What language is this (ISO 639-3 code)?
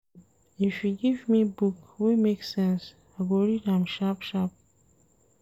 pcm